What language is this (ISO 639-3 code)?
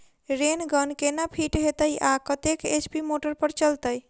mai